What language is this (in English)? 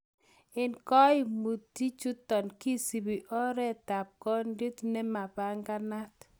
Kalenjin